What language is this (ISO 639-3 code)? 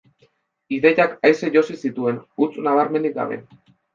eus